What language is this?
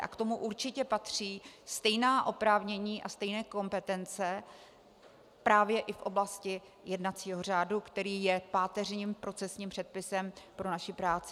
Czech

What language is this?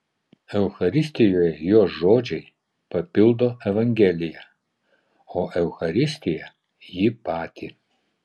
Lithuanian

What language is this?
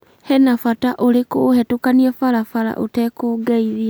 Kikuyu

